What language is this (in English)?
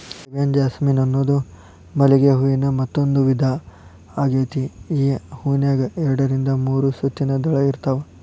Kannada